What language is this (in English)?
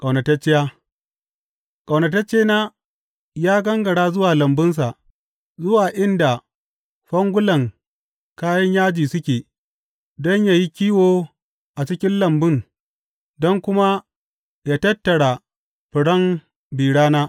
Hausa